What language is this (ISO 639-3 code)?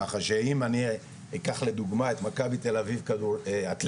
heb